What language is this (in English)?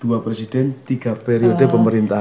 Indonesian